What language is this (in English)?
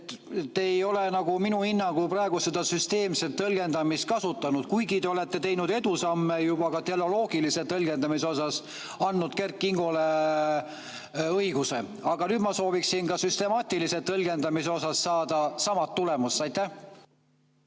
Estonian